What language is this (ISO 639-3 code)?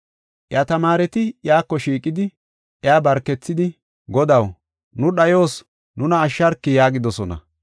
gof